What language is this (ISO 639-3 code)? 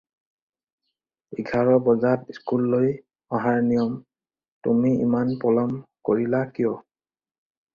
asm